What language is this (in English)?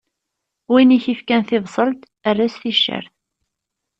Kabyle